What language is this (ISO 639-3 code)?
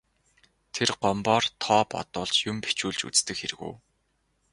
mon